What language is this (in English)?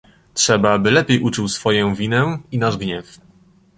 Polish